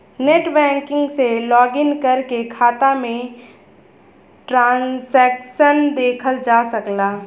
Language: Bhojpuri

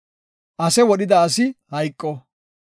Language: Gofa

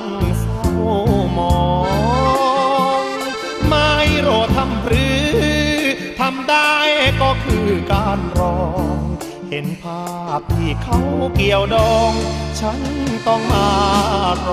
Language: Thai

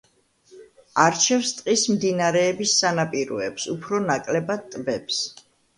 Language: Georgian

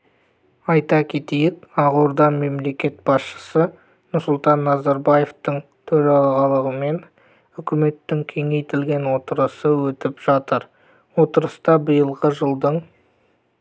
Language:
Kazakh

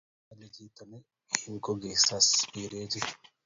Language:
Kalenjin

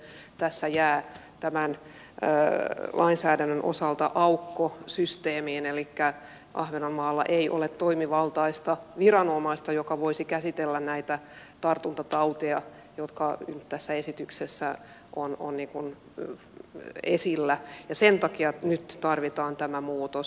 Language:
Finnish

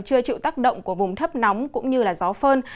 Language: Vietnamese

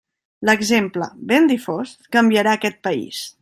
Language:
Catalan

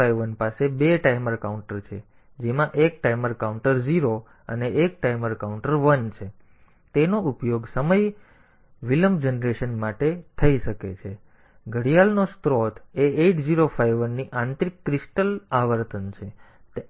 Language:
Gujarati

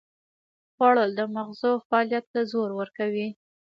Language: Pashto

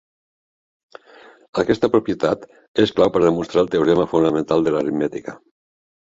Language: Catalan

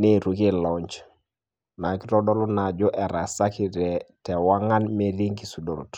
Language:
Masai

